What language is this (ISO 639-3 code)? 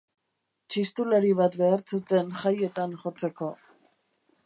eus